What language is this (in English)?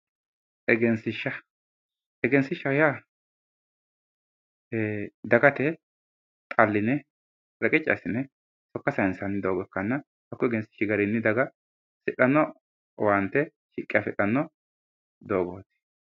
Sidamo